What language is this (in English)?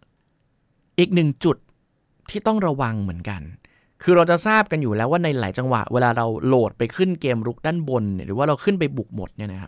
Thai